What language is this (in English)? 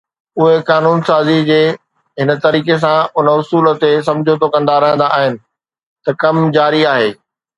Sindhi